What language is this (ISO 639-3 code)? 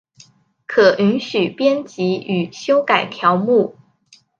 zho